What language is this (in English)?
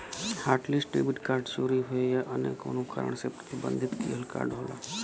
Bhojpuri